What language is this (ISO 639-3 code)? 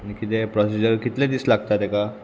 kok